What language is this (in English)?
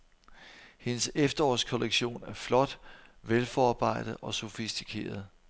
Danish